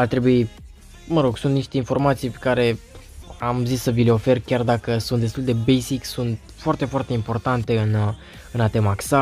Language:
Romanian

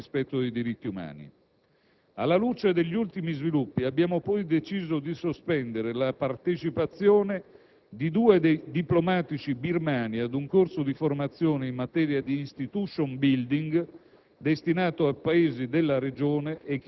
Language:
Italian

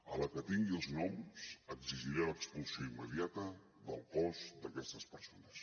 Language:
Catalan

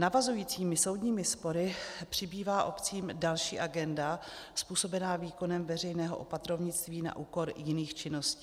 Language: Czech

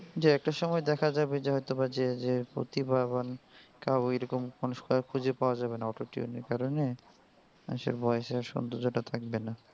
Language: Bangla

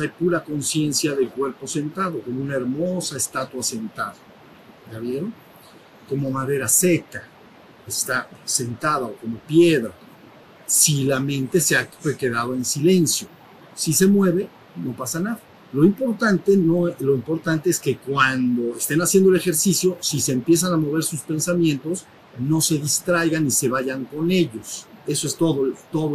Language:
Spanish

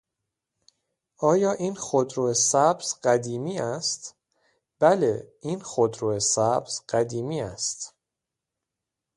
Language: Persian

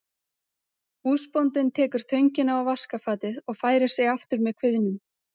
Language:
Icelandic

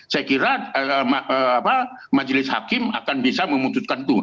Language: Indonesian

